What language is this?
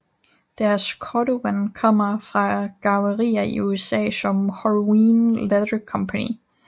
Danish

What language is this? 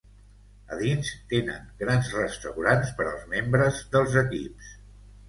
Catalan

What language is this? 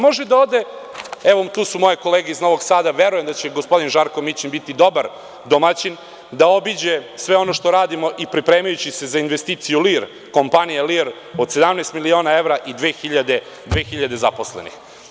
Serbian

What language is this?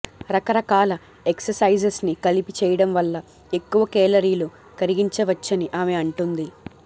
Telugu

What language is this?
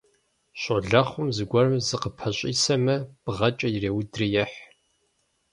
Kabardian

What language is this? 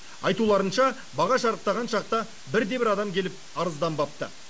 Kazakh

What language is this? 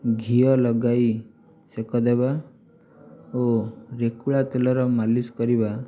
Odia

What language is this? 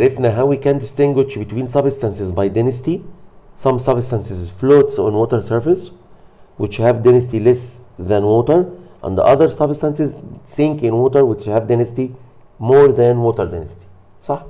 Arabic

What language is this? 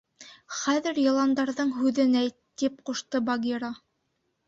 Bashkir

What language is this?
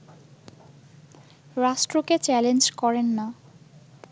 Bangla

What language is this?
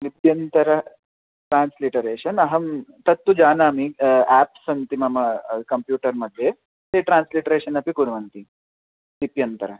Sanskrit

